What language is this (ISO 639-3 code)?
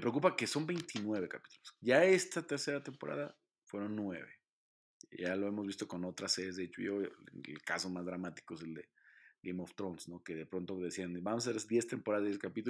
spa